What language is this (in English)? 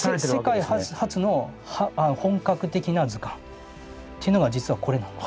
Japanese